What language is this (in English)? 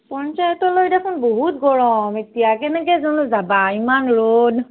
Assamese